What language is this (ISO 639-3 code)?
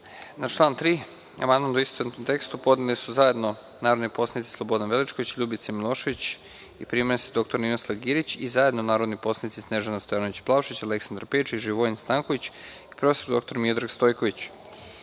srp